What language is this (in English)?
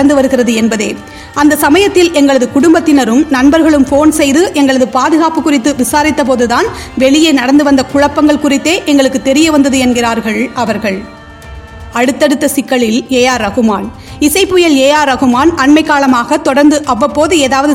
Tamil